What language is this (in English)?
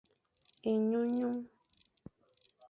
Fang